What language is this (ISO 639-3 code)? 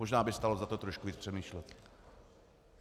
ces